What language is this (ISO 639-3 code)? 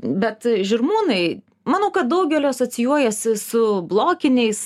lit